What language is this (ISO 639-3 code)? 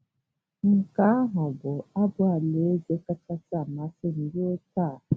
ibo